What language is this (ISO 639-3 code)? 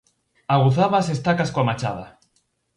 glg